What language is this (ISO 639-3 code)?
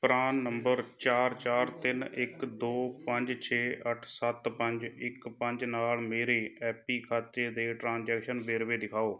pan